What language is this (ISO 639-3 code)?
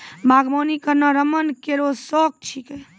mai